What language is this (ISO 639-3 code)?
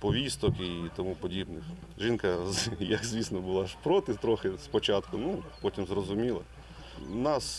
ukr